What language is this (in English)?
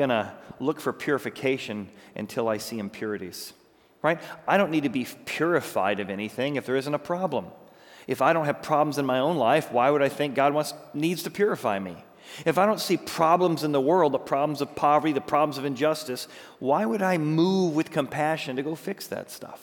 English